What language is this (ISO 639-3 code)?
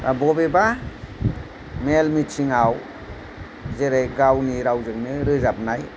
brx